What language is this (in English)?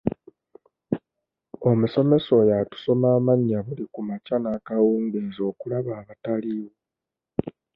Ganda